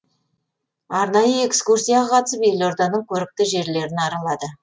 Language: Kazakh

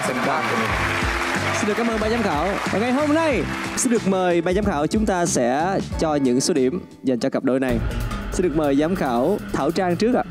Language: Vietnamese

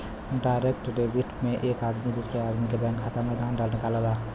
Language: Bhojpuri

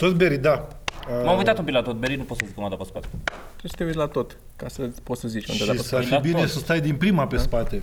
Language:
Romanian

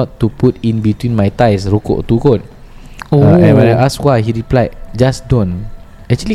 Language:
Malay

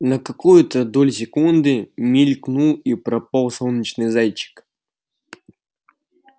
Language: Russian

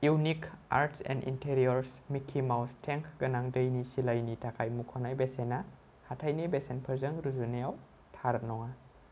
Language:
Bodo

